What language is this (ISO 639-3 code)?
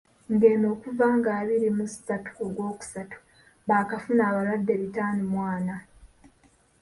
lug